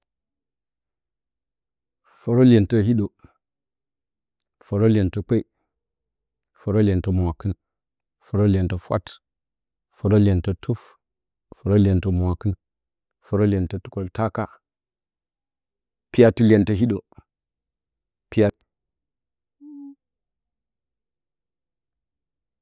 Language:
Bacama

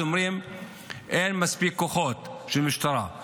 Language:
Hebrew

